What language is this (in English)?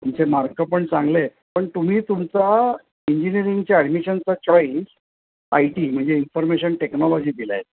Marathi